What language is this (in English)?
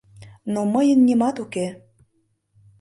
Mari